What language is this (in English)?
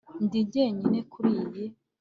Kinyarwanda